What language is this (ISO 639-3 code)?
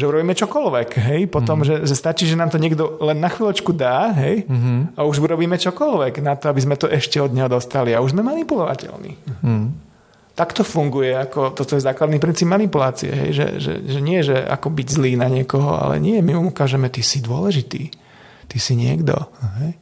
slk